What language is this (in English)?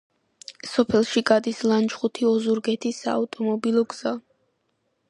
Georgian